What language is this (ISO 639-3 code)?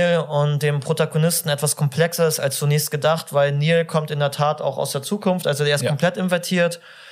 deu